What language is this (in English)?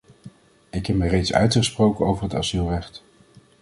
Dutch